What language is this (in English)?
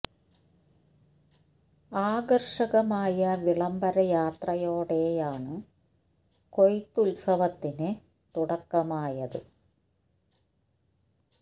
Malayalam